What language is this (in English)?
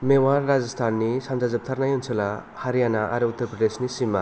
Bodo